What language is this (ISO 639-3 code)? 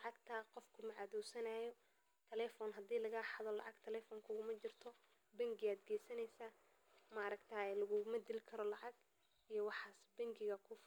som